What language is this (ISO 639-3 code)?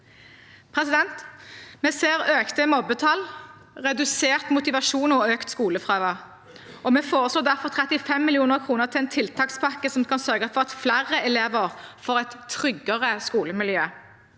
nor